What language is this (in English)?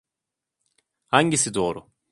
Turkish